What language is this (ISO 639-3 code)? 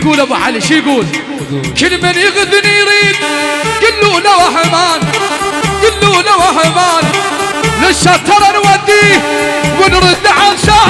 ara